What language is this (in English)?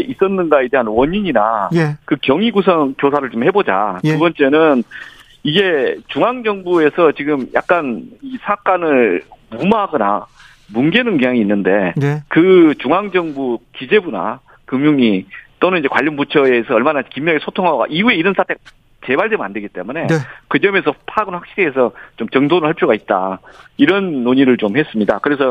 Korean